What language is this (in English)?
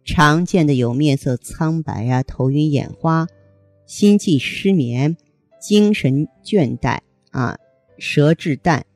Chinese